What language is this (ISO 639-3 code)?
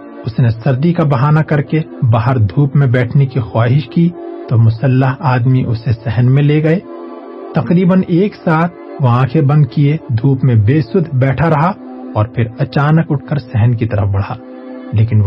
urd